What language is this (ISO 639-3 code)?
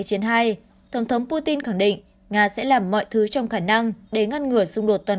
vie